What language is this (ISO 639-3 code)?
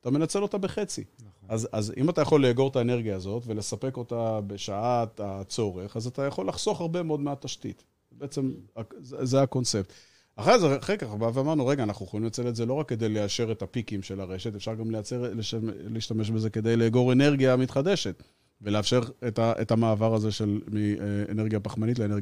heb